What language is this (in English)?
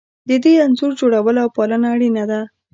Pashto